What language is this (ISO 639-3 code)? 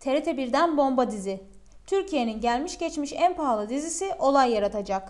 tur